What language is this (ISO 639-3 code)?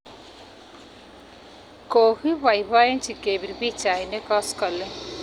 kln